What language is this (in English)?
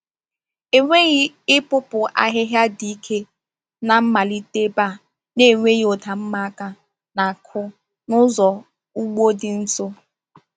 Igbo